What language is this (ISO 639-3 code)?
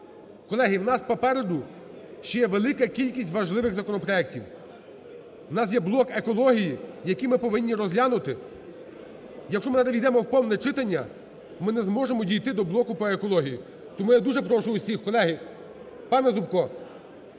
ukr